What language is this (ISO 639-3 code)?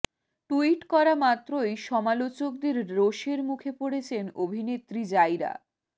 ben